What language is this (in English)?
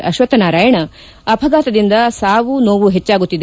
Kannada